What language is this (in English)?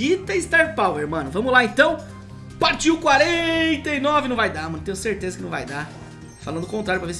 Portuguese